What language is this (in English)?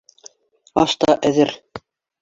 Bashkir